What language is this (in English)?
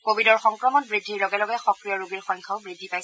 Assamese